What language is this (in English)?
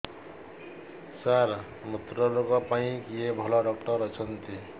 Odia